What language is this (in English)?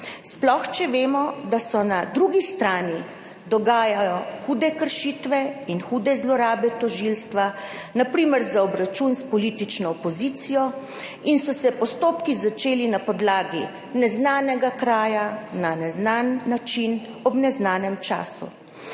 Slovenian